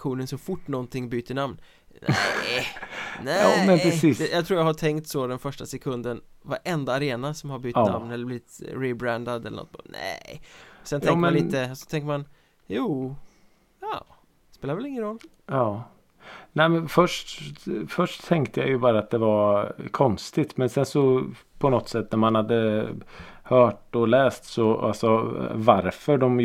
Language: Swedish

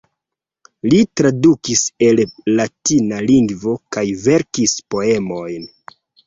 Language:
Esperanto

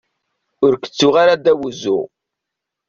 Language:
Kabyle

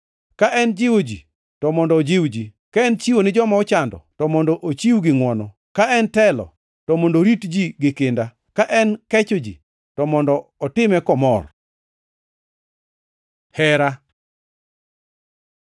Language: Luo (Kenya and Tanzania)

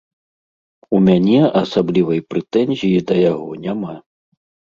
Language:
Belarusian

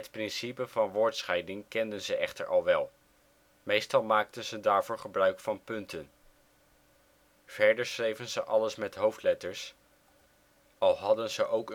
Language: Dutch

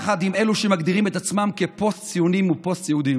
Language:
Hebrew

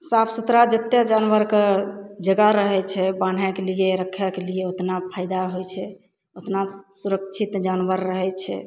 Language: Maithili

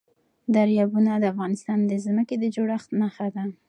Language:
Pashto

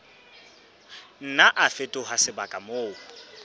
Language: Southern Sotho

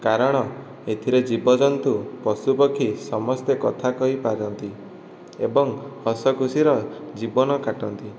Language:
Odia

